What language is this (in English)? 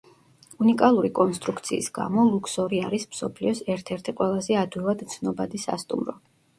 Georgian